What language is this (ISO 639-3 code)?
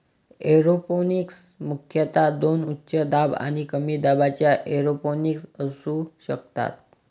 mar